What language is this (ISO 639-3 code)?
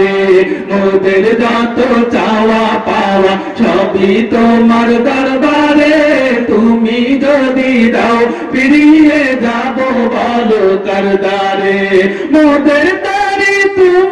ara